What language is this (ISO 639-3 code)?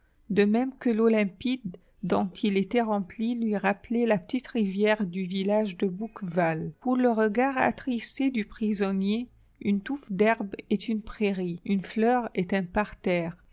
fra